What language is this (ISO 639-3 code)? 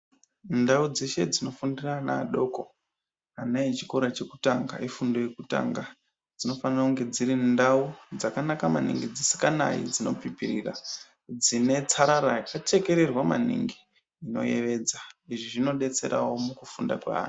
ndc